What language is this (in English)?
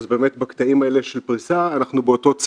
Hebrew